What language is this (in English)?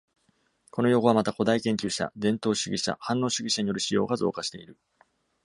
Japanese